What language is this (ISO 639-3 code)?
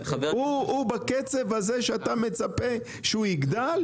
heb